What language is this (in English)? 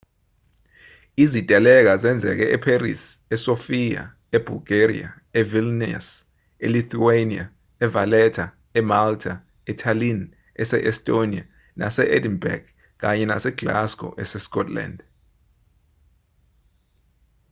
Zulu